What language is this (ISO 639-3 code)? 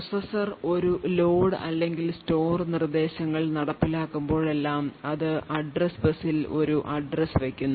mal